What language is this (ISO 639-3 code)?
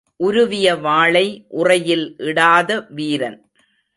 tam